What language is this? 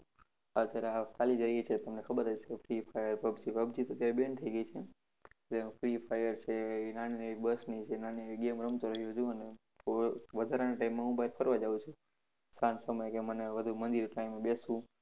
Gujarati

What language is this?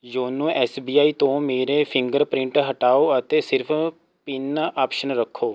Punjabi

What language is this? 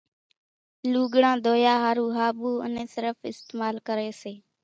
Kachi Koli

